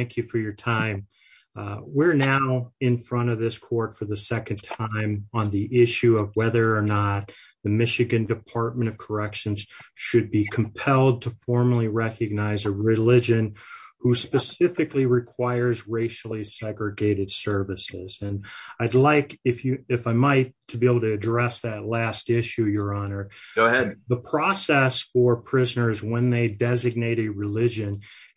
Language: English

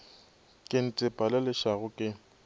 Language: Northern Sotho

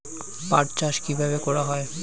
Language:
Bangla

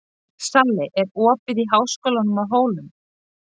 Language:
Icelandic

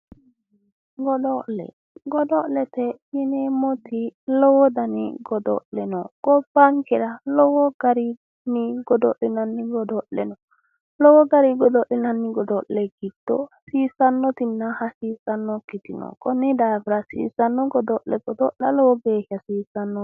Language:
Sidamo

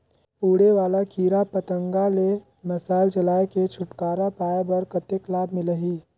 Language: Chhattisgarhi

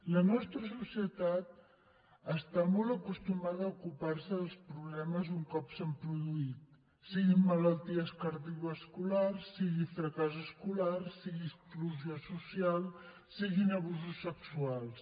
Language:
Catalan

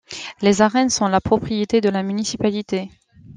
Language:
French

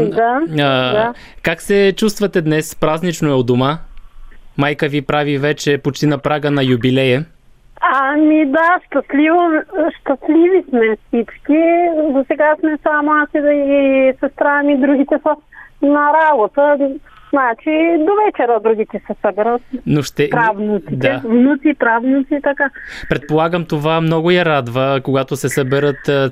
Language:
Bulgarian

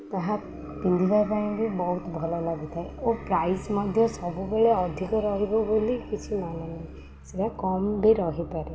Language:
Odia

